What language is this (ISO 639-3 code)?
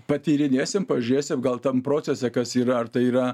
lit